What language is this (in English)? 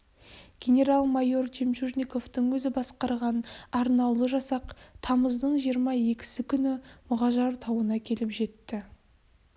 Kazakh